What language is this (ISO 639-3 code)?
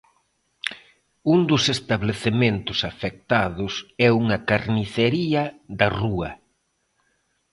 glg